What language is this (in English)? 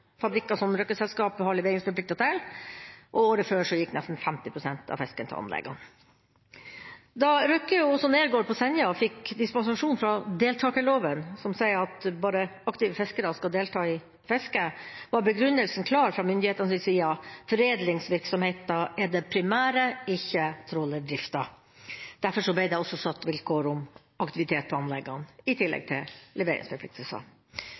Norwegian